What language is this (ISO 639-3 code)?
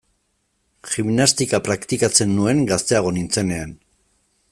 eus